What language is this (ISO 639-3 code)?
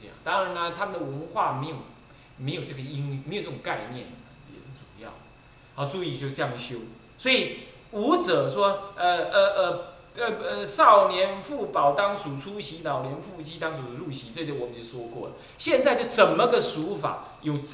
zho